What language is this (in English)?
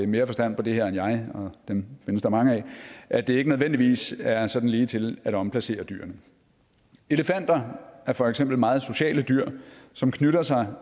Danish